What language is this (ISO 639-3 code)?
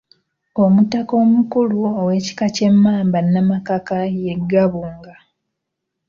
lug